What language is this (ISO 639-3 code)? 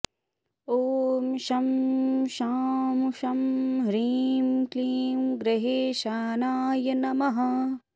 san